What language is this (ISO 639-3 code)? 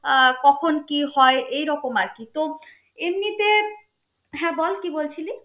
ben